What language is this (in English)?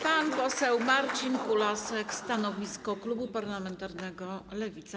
Polish